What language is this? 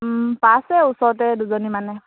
Assamese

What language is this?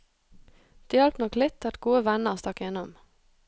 Norwegian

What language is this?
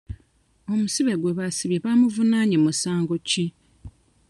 Ganda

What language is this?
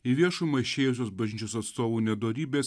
Lithuanian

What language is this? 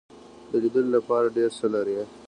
Pashto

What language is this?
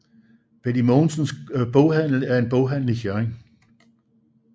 Danish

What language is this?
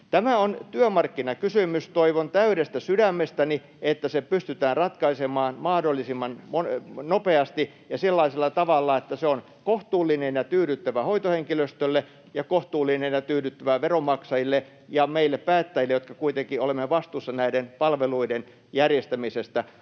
Finnish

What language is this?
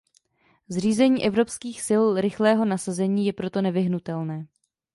Czech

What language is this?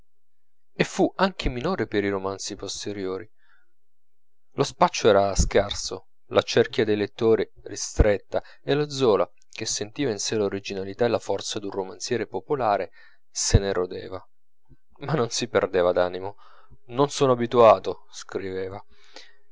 Italian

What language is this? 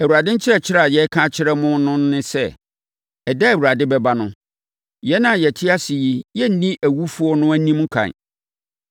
Akan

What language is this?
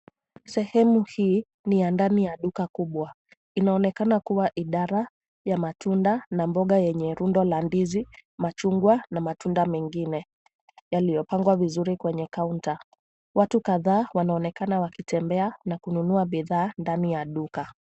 Swahili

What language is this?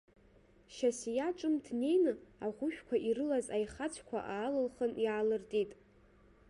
Abkhazian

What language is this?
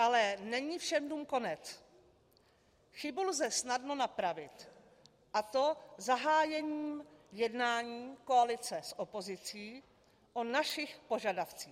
Czech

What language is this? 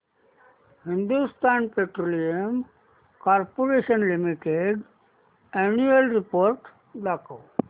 Marathi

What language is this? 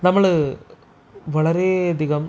Malayalam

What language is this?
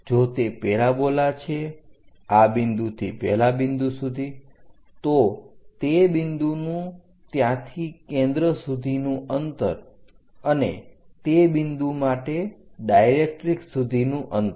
Gujarati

